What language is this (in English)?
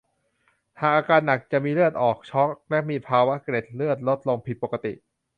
Thai